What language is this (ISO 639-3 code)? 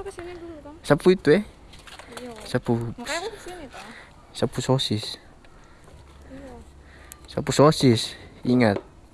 ind